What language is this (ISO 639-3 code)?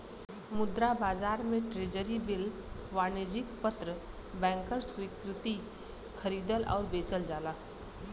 bho